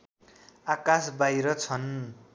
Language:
Nepali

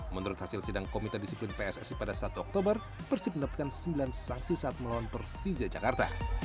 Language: Indonesian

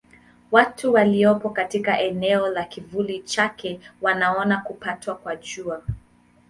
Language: Swahili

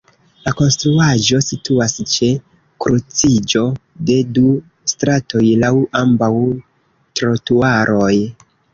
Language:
Esperanto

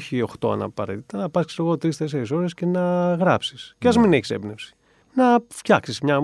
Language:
Greek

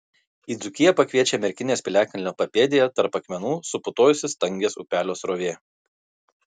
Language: Lithuanian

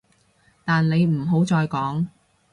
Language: Cantonese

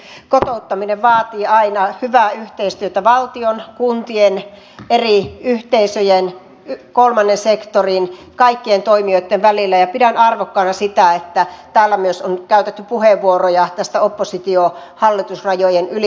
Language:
Finnish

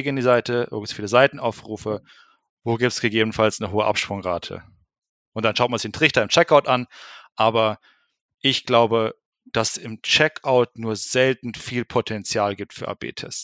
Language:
German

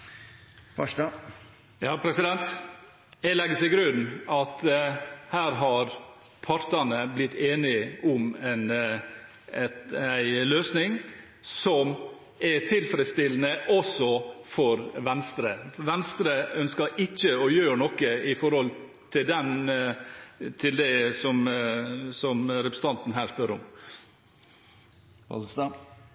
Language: Norwegian Bokmål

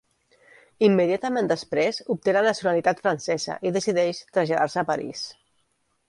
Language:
Catalan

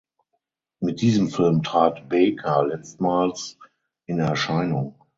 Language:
German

